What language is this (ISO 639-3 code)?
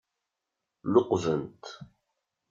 kab